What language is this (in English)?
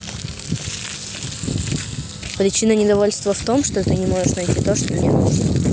Russian